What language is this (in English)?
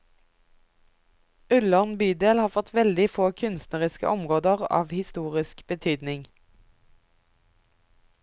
Norwegian